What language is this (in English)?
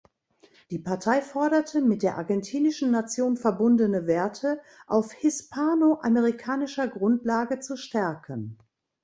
German